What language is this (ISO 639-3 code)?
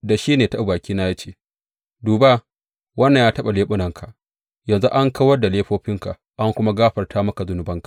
hau